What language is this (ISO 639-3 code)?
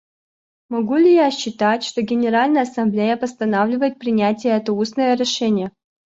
rus